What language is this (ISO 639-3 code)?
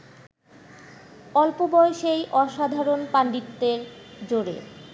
ben